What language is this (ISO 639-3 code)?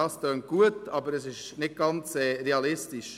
gsw